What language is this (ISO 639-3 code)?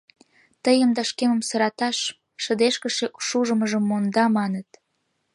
chm